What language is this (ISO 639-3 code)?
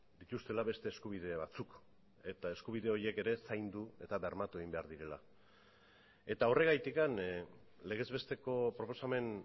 eus